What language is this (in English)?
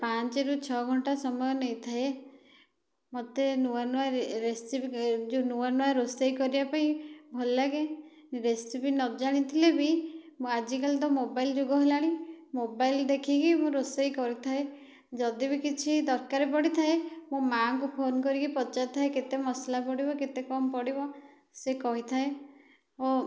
Odia